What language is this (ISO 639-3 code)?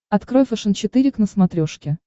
rus